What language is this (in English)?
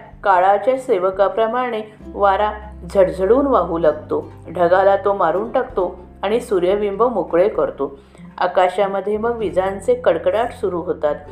Marathi